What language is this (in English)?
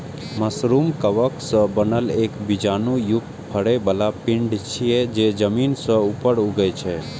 Maithili